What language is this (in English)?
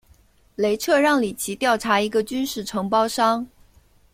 Chinese